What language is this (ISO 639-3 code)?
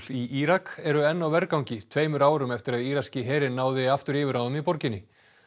isl